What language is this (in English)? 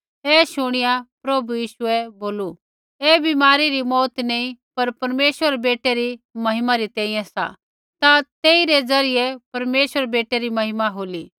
Kullu Pahari